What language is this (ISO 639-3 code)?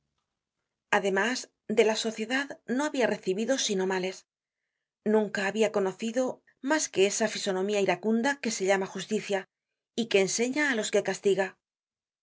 spa